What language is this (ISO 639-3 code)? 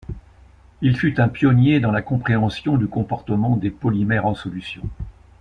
fra